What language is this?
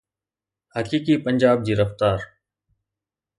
Sindhi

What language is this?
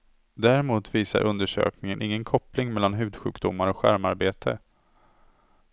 Swedish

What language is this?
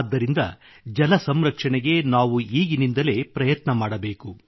Kannada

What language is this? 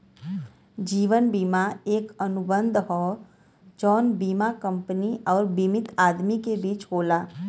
Bhojpuri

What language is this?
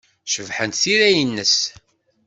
Kabyle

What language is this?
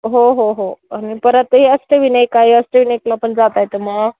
Marathi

